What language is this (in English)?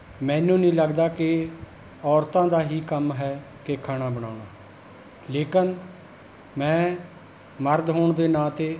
Punjabi